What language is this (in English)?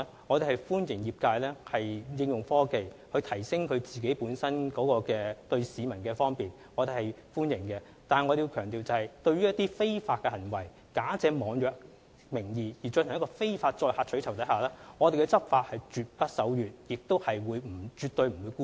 Cantonese